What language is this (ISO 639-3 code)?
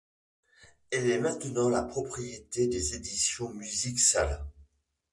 fra